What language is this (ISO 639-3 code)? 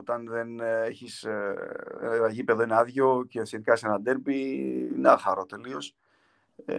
ell